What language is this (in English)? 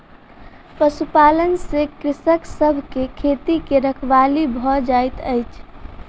Maithili